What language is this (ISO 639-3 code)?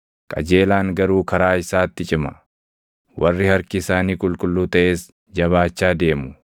orm